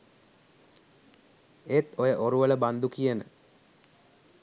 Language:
Sinhala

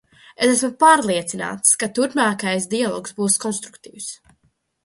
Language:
Latvian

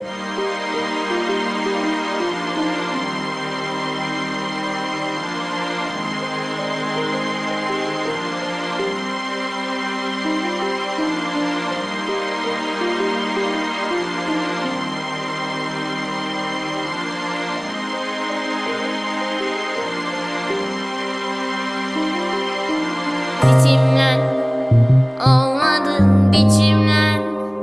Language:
Turkish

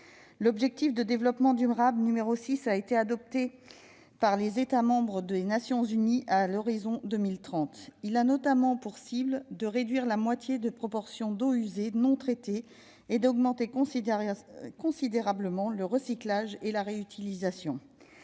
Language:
French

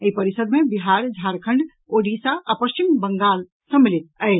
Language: Maithili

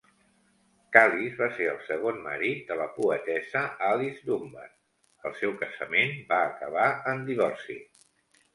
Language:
Catalan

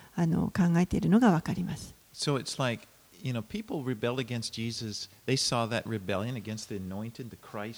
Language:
Japanese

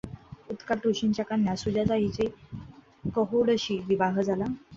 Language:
Marathi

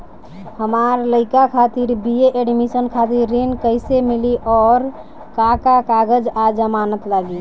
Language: Bhojpuri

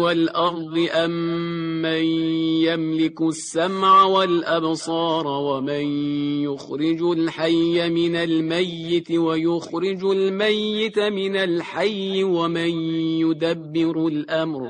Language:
Persian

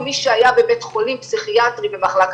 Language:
Hebrew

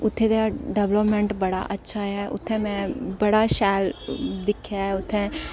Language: Dogri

